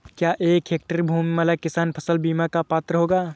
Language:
Hindi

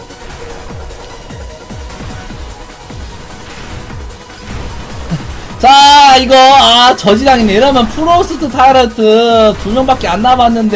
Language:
Korean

